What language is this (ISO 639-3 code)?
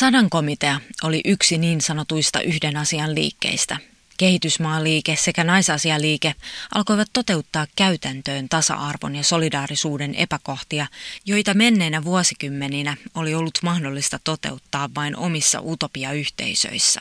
fin